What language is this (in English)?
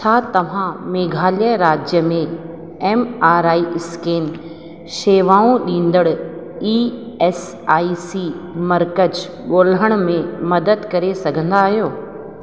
Sindhi